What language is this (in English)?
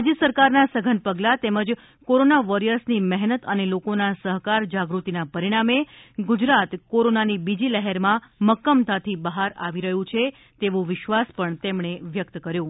Gujarati